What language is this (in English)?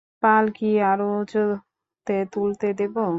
Bangla